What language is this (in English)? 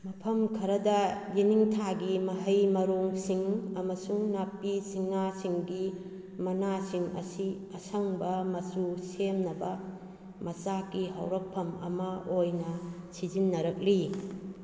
Manipuri